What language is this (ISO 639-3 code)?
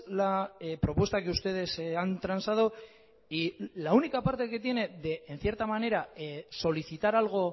spa